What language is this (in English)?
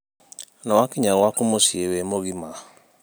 Kikuyu